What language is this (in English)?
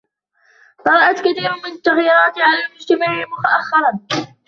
Arabic